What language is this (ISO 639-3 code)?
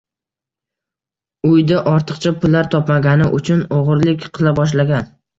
uzb